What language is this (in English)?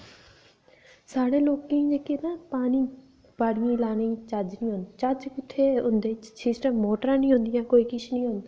Dogri